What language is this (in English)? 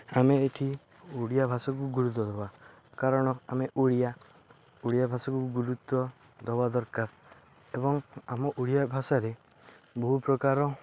Odia